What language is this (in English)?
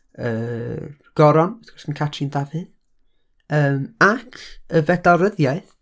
Welsh